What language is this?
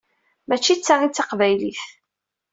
Kabyle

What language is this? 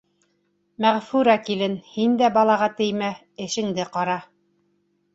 Bashkir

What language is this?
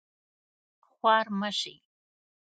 Pashto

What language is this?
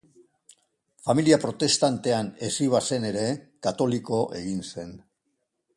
Basque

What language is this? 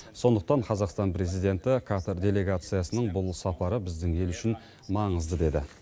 Kazakh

